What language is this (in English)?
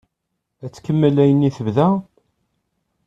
Kabyle